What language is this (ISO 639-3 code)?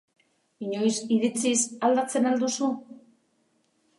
eus